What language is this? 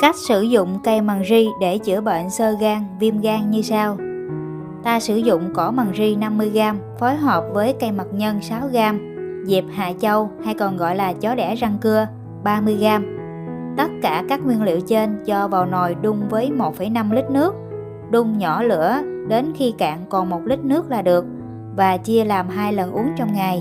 Vietnamese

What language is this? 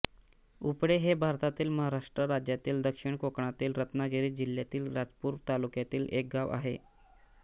Marathi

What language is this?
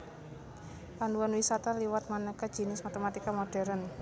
Javanese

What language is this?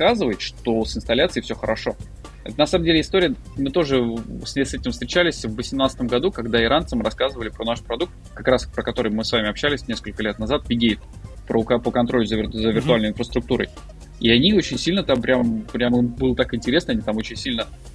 Russian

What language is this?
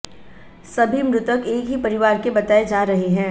Hindi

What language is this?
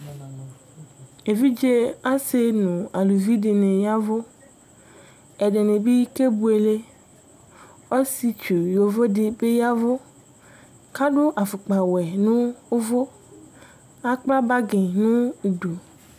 Ikposo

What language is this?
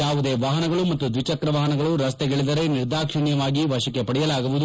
Kannada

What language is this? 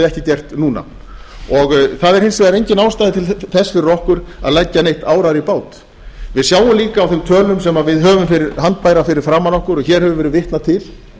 Icelandic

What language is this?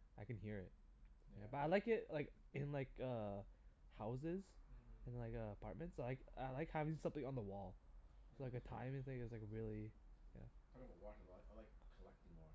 English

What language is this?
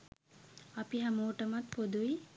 Sinhala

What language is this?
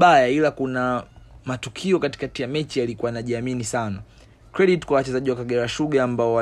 Swahili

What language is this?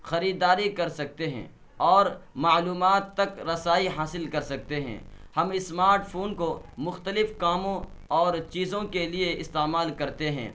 Urdu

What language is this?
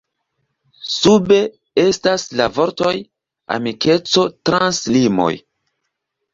Esperanto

